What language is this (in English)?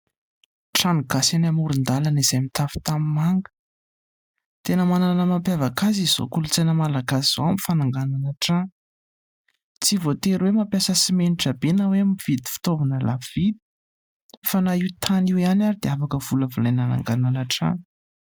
Malagasy